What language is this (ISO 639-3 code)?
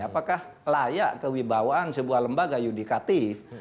ind